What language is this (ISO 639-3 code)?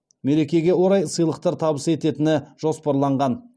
kaz